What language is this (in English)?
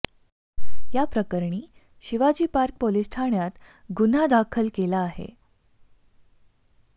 Marathi